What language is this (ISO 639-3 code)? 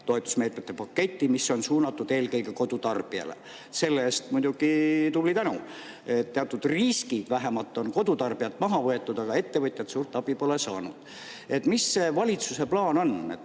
est